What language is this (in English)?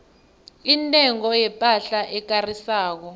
South Ndebele